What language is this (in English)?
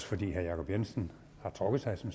Danish